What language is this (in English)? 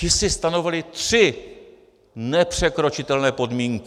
Czech